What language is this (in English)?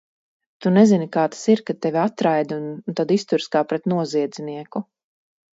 Latvian